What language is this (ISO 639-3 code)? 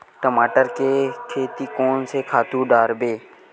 hne